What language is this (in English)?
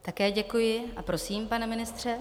Czech